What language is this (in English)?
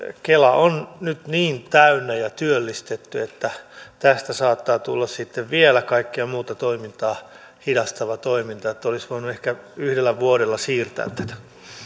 Finnish